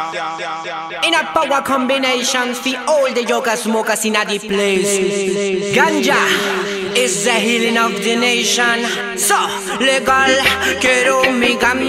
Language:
Italian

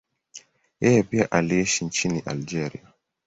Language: Swahili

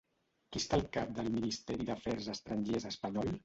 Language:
Catalan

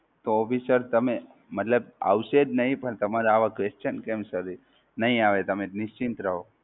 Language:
Gujarati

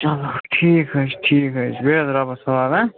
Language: Kashmiri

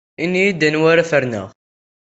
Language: Kabyle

